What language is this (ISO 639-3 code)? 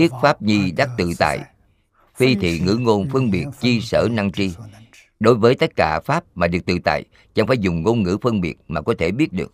vie